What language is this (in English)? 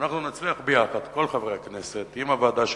Hebrew